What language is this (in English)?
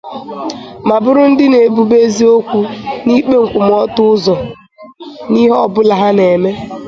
Igbo